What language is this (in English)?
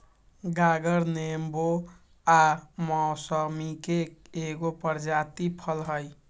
Magahi